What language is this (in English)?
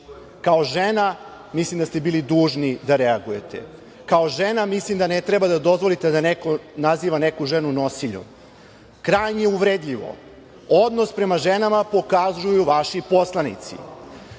Serbian